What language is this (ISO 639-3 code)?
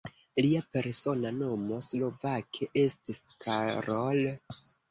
epo